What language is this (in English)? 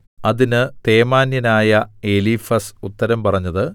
Malayalam